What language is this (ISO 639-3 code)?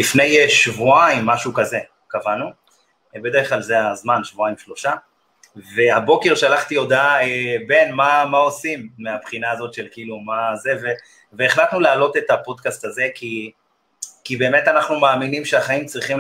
heb